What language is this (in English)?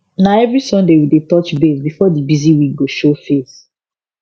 Nigerian Pidgin